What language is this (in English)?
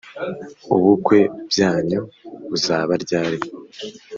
Kinyarwanda